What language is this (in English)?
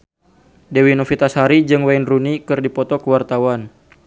Sundanese